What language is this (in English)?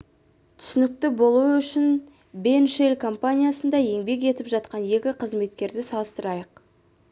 Kazakh